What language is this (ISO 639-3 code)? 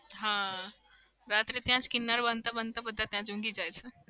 guj